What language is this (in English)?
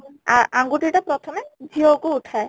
Odia